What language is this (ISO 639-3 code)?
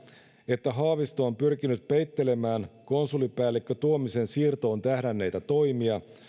fin